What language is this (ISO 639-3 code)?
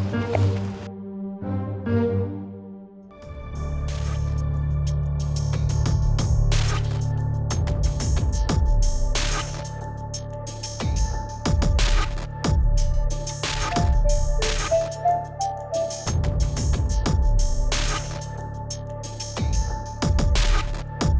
ind